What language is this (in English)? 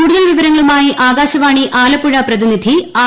Malayalam